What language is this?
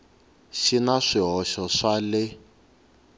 Tsonga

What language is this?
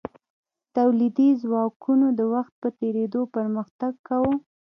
Pashto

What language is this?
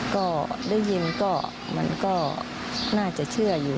Thai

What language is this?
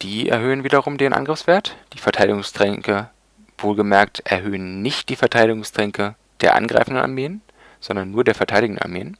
German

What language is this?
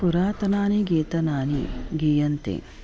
Sanskrit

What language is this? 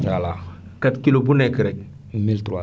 Wolof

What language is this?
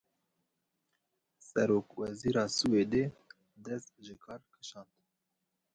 Kurdish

